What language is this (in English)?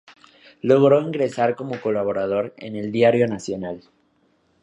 Spanish